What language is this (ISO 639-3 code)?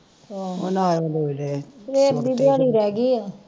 pan